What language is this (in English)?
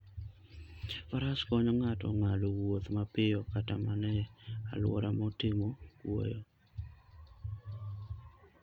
Luo (Kenya and Tanzania)